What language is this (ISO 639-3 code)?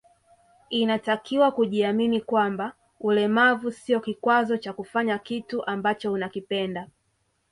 swa